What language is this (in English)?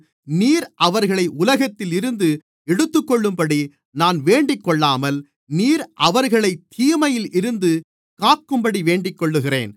Tamil